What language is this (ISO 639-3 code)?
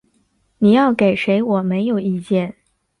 zho